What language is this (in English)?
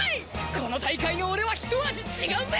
Japanese